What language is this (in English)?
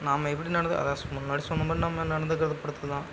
Tamil